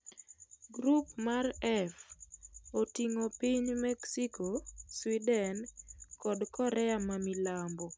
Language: Luo (Kenya and Tanzania)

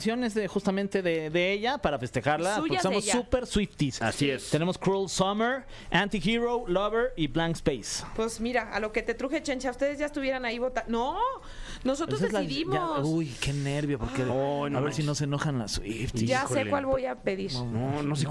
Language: Spanish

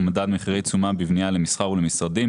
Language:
Hebrew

